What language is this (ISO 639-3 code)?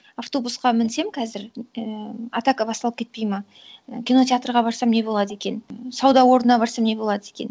kaz